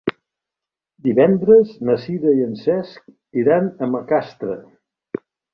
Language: Catalan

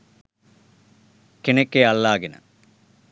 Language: Sinhala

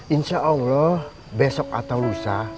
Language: Indonesian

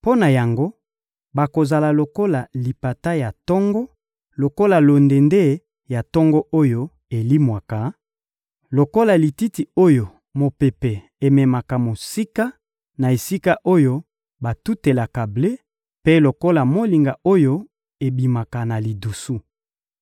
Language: Lingala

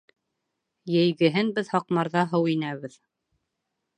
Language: Bashkir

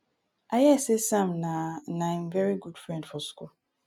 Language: Nigerian Pidgin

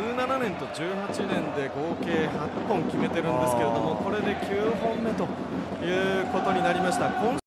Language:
Japanese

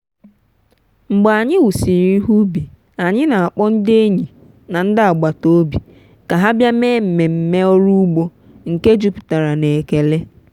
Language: Igbo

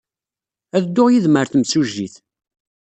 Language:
Kabyle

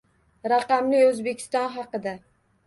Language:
Uzbek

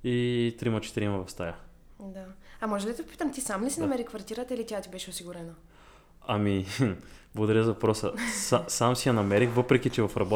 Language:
Bulgarian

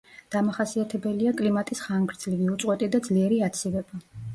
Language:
Georgian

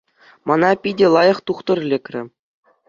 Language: Chuvash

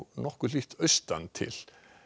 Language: Icelandic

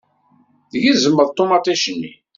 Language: Kabyle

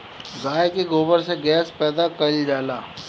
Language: Bhojpuri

